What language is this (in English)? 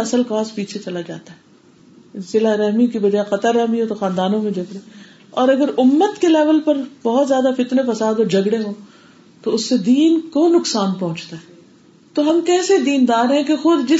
Urdu